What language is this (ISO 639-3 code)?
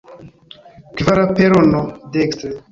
epo